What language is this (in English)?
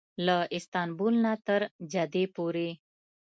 Pashto